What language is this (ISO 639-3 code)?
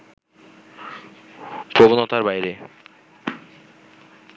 ben